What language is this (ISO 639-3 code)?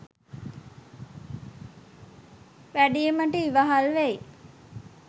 sin